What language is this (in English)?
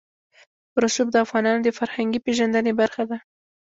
Pashto